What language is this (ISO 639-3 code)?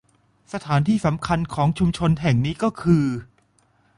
tha